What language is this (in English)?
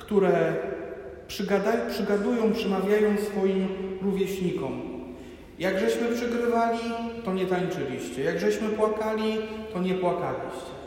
Polish